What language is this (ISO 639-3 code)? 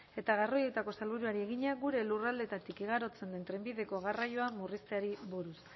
eus